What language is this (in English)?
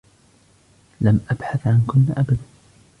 Arabic